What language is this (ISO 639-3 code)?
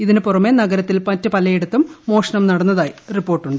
mal